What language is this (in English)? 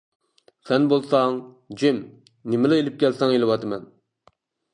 Uyghur